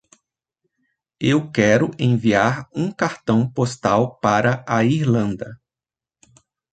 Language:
Portuguese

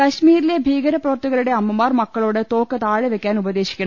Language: Malayalam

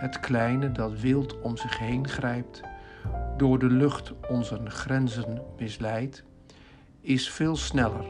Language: Dutch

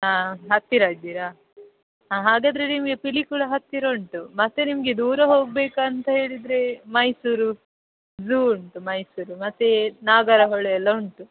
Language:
Kannada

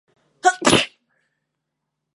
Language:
Chinese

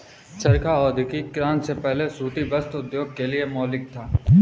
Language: Hindi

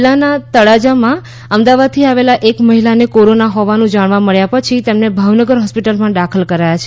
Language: Gujarati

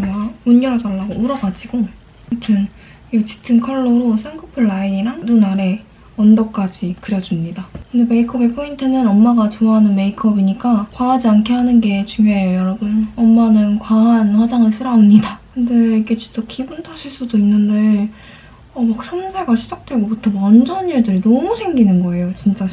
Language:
Korean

